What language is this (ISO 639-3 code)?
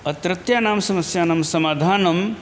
san